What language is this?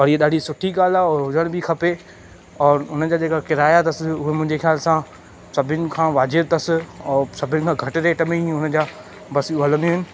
Sindhi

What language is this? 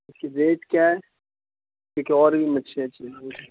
Urdu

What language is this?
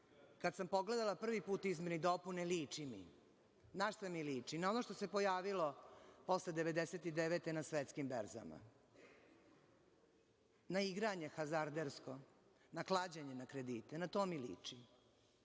Serbian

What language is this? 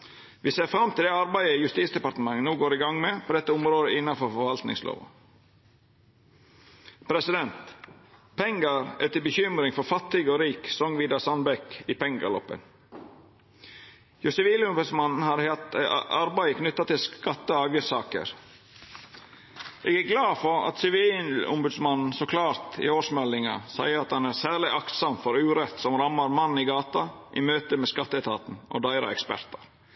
Norwegian Nynorsk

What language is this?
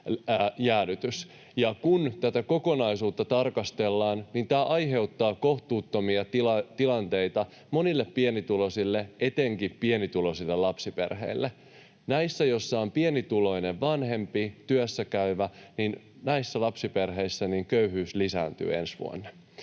Finnish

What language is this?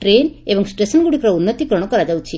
Odia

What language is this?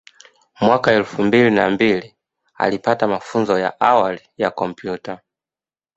Swahili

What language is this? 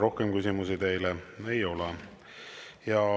Estonian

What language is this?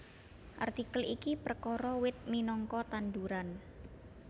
Javanese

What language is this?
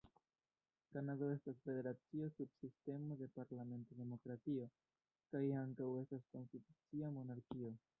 Esperanto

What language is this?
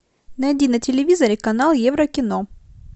Russian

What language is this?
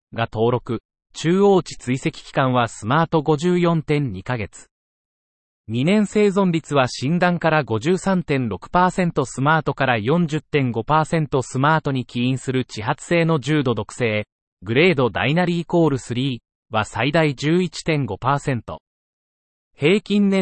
Japanese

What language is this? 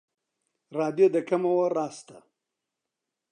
Central Kurdish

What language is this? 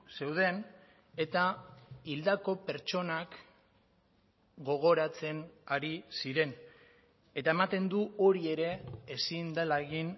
Basque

